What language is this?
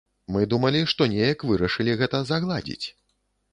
Belarusian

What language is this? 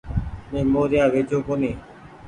Goaria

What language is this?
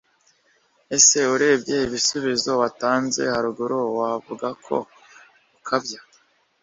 Kinyarwanda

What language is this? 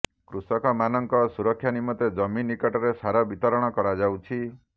Odia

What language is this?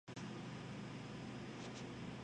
Spanish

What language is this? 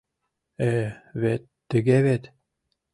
Mari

